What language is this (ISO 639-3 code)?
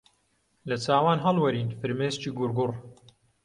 ckb